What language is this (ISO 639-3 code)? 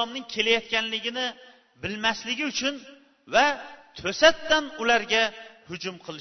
bul